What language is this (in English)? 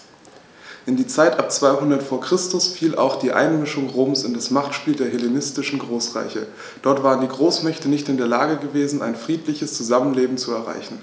German